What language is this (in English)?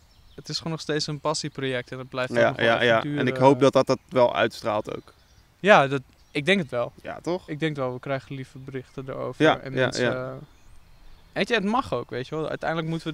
Dutch